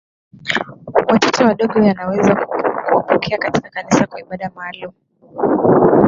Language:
Swahili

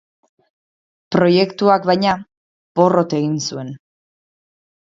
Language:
Basque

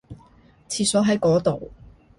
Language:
Cantonese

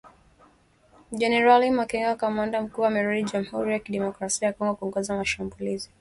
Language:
Swahili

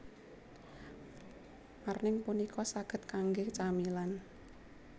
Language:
Javanese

